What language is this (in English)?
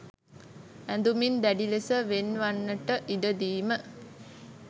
Sinhala